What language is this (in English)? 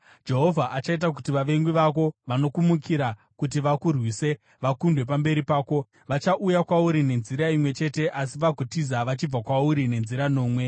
Shona